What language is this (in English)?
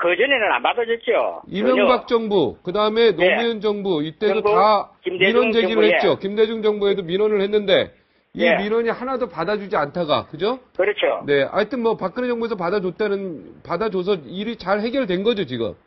Korean